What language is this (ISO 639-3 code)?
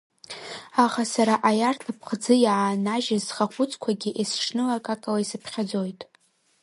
abk